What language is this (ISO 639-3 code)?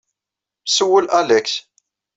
kab